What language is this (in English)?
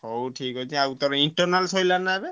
Odia